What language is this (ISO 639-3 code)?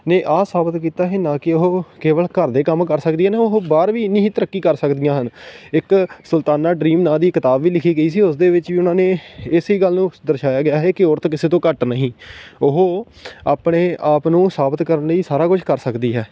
pan